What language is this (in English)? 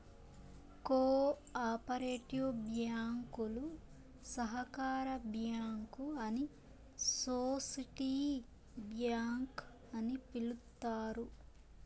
Telugu